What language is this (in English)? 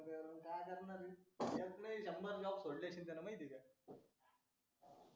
Marathi